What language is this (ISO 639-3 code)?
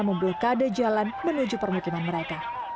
ind